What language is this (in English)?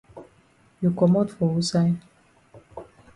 Cameroon Pidgin